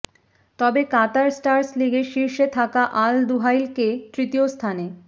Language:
Bangla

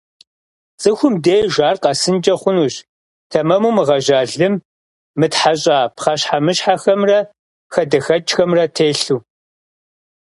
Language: Kabardian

